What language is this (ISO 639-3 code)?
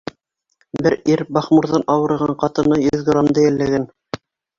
bak